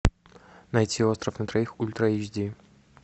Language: Russian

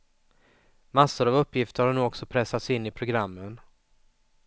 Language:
Swedish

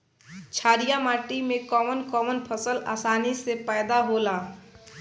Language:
Bhojpuri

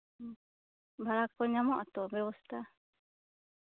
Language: Santali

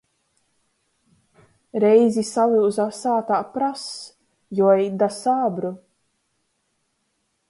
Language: Latgalian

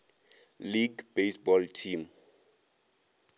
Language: Northern Sotho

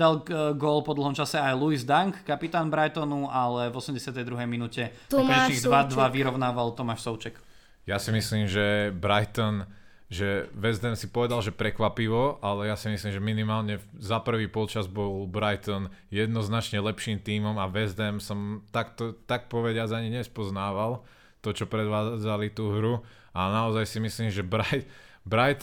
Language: Slovak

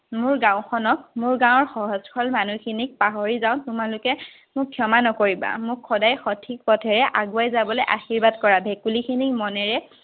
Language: Assamese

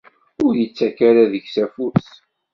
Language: Kabyle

